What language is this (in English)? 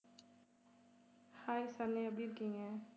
Tamil